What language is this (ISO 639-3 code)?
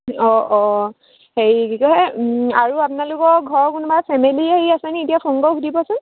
asm